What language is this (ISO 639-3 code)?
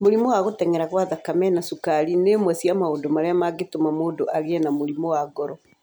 kik